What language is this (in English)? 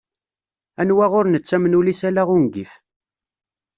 Kabyle